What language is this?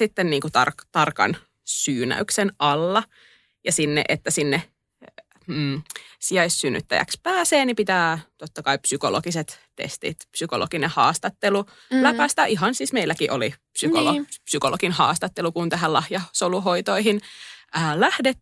Finnish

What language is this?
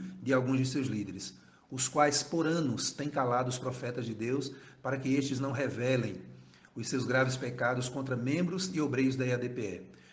Portuguese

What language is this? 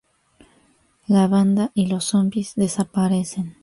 Spanish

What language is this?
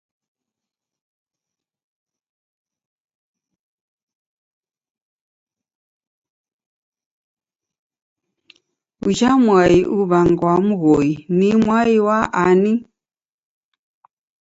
Taita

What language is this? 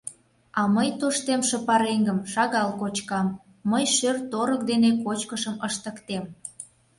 Mari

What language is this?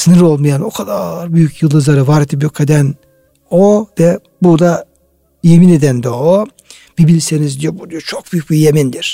Turkish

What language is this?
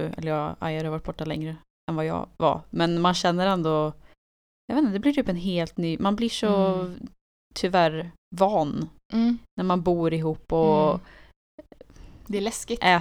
Swedish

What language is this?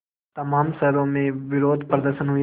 Hindi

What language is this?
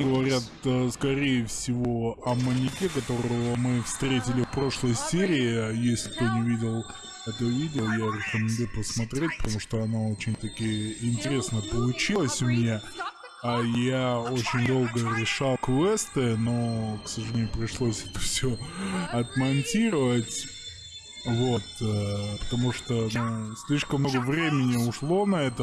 Russian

